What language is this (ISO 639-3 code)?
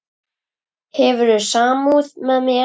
isl